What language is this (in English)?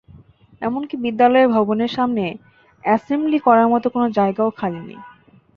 Bangla